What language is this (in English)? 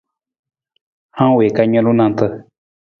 Nawdm